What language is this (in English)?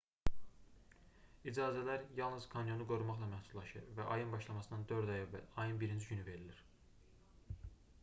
Azerbaijani